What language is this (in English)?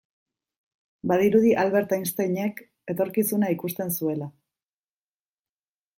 Basque